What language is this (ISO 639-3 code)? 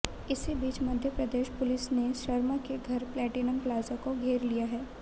hin